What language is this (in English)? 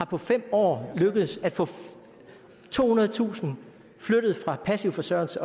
Danish